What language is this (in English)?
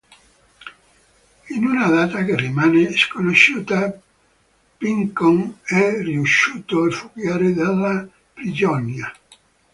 Italian